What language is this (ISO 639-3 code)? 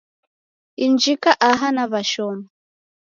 dav